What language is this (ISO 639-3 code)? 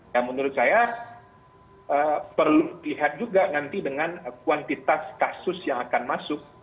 ind